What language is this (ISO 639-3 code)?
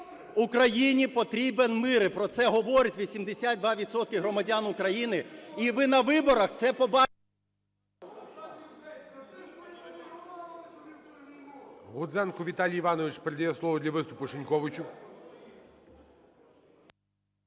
ukr